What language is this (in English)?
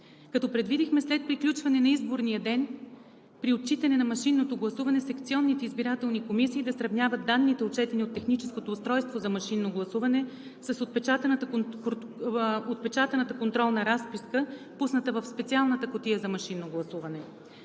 Bulgarian